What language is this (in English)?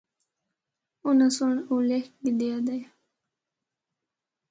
Northern Hindko